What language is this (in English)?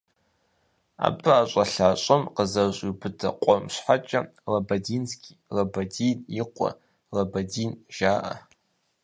Kabardian